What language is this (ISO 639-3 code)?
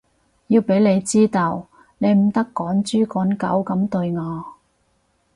yue